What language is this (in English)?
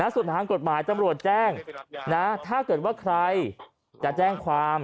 Thai